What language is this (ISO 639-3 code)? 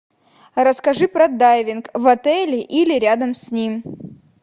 rus